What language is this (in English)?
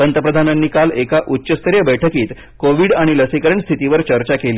Marathi